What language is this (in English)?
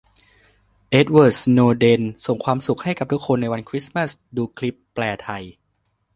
Thai